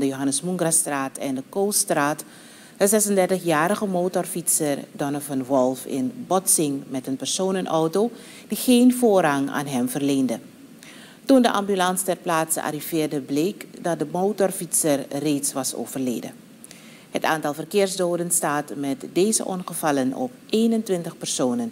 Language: Dutch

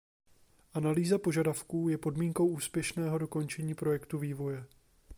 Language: Czech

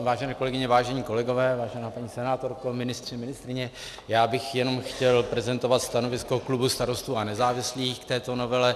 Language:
Czech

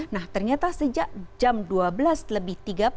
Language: Indonesian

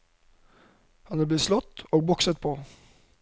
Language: Norwegian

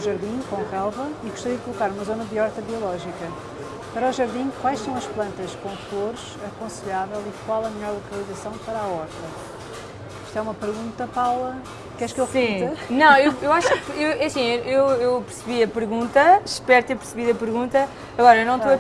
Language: Portuguese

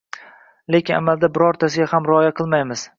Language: Uzbek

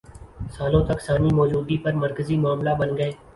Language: Urdu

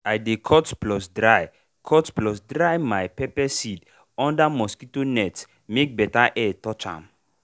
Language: Nigerian Pidgin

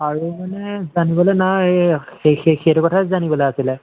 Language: Assamese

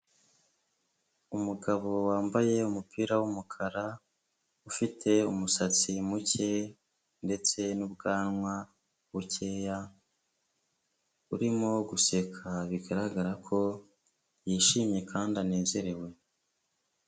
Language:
Kinyarwanda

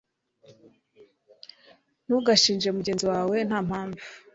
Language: Kinyarwanda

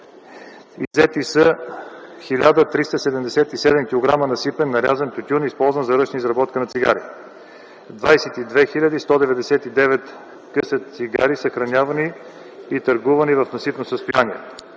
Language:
Bulgarian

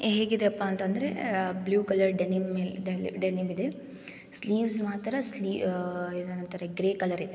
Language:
Kannada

